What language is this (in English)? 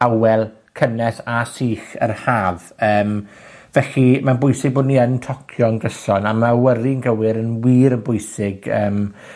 Welsh